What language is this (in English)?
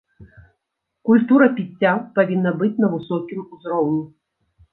Belarusian